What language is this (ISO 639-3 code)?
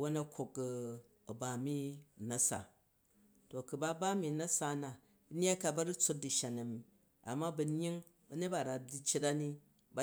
kaj